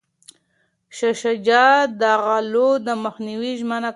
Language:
Pashto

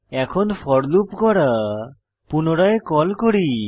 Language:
Bangla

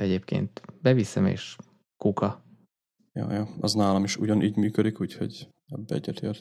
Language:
Hungarian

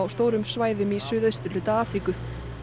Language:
Icelandic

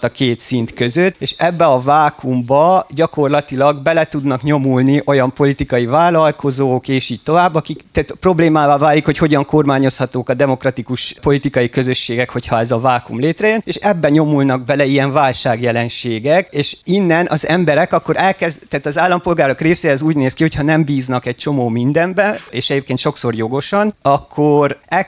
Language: Hungarian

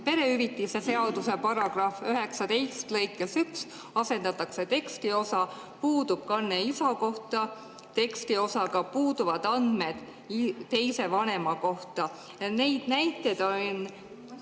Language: Estonian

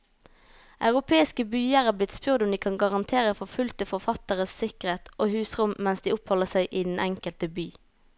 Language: Norwegian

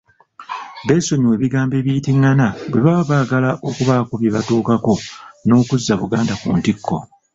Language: Ganda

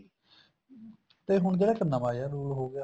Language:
Punjabi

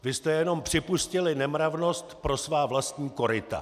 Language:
Czech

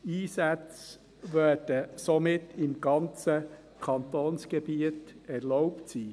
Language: Swiss German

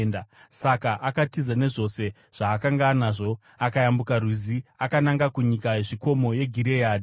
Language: Shona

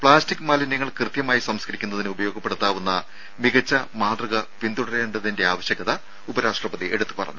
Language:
Malayalam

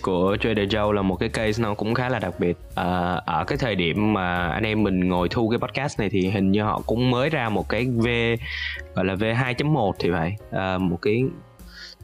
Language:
Vietnamese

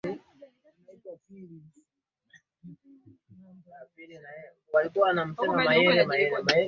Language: Swahili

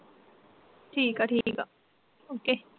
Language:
Punjabi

